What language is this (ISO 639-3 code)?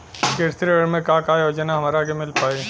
bho